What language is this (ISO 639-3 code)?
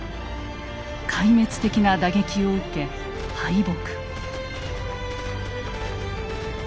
jpn